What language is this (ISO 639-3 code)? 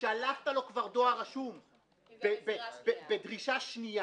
heb